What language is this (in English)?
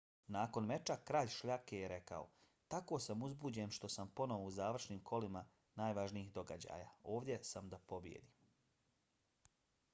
Bosnian